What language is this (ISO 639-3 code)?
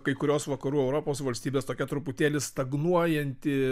lit